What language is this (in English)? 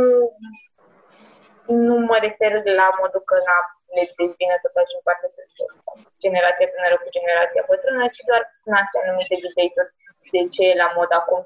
Romanian